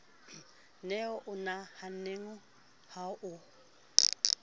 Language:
Southern Sotho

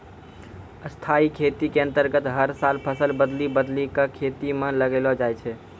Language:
Maithili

